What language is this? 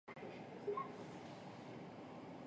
Chinese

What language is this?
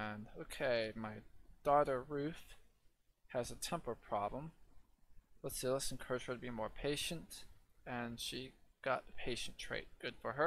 English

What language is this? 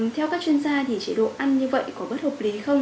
Vietnamese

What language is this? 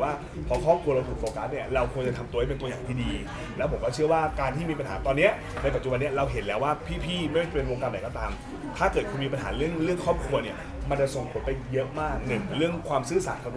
Thai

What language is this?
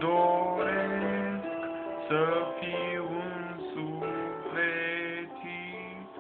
Romanian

